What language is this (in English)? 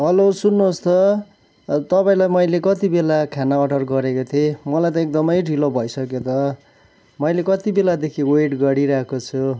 Nepali